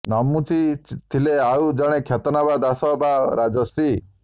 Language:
Odia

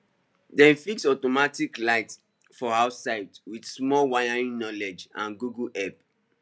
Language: Nigerian Pidgin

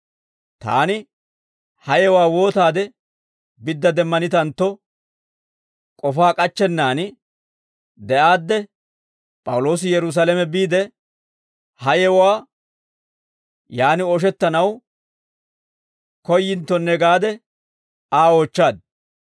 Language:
Dawro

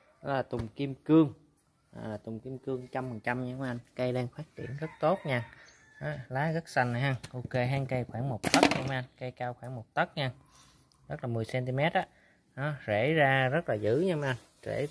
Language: Vietnamese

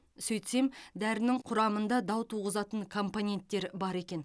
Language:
Kazakh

